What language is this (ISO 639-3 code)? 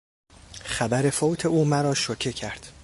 fas